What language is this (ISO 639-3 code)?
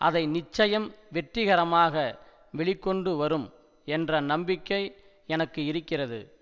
tam